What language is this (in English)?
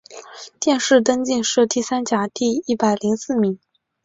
Chinese